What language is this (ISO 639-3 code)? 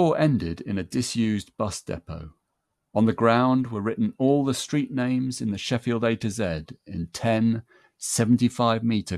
eng